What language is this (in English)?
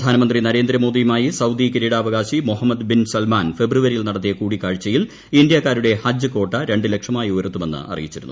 Malayalam